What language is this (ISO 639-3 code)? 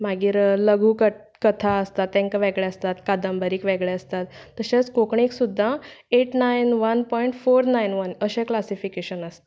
kok